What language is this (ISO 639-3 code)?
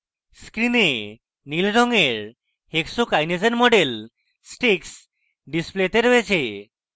ben